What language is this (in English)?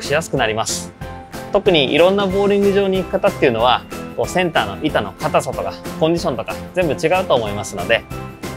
Japanese